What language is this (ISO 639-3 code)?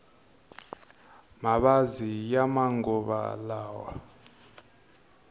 tso